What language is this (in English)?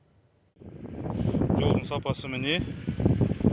Kazakh